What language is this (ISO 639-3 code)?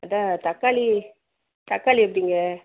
tam